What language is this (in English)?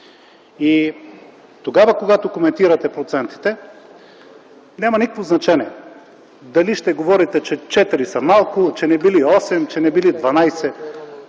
Bulgarian